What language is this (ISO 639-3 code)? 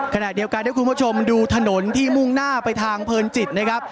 tha